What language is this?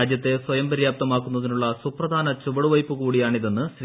Malayalam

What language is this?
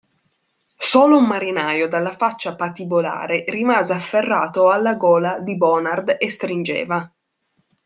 Italian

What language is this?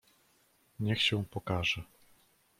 Polish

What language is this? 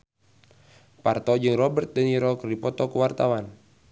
Sundanese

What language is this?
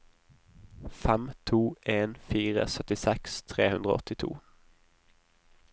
Norwegian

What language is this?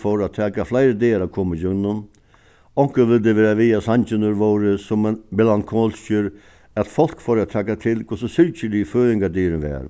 Faroese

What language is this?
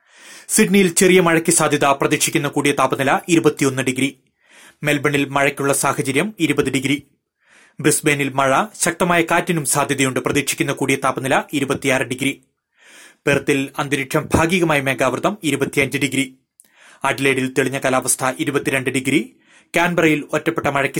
Malayalam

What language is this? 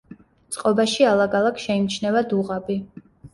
Georgian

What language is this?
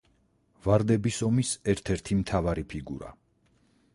Georgian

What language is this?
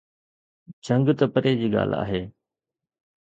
Sindhi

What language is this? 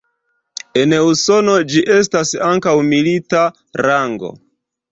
Esperanto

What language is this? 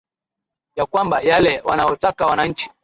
Swahili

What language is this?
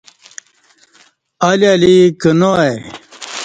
Kati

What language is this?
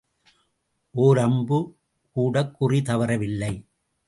Tamil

